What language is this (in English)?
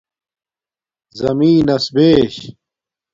Domaaki